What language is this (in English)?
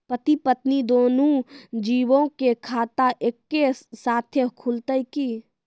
Maithili